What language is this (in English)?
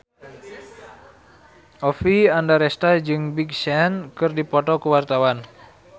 Sundanese